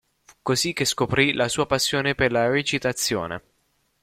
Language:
Italian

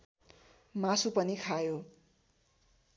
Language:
Nepali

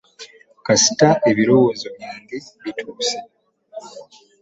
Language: Ganda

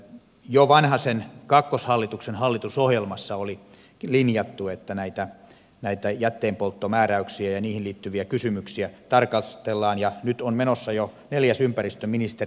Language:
Finnish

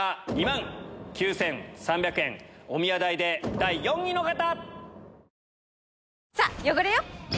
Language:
Japanese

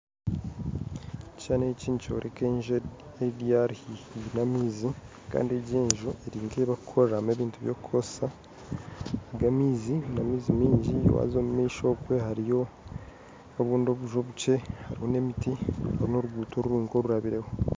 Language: Nyankole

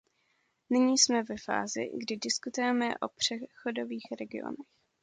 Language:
Czech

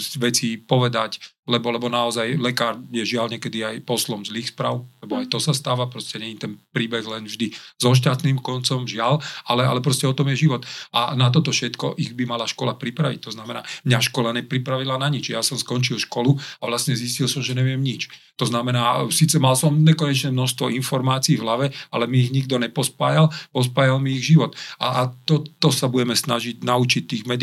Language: Slovak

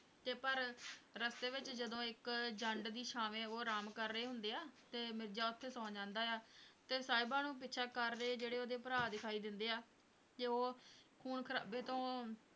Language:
Punjabi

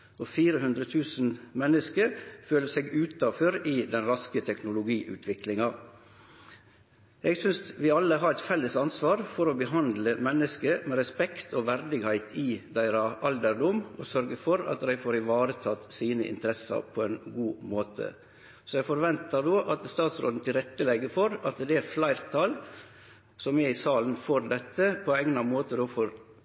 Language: Norwegian Nynorsk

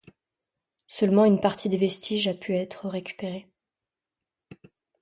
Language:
French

